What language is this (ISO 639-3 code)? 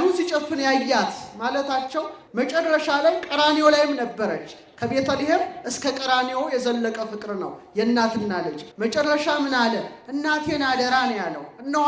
amh